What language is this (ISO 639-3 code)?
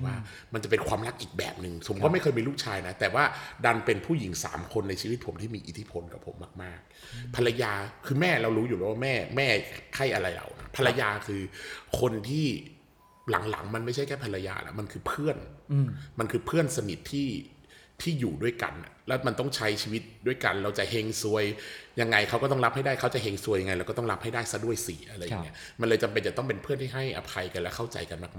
tha